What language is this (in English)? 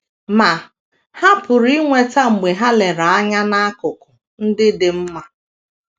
Igbo